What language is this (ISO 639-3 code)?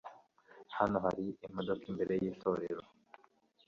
kin